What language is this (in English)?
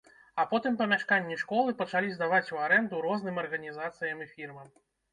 Belarusian